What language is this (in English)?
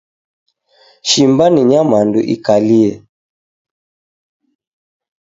Taita